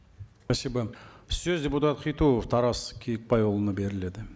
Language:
Kazakh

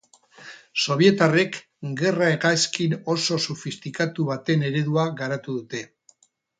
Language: Basque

